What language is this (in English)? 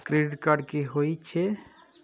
Maithili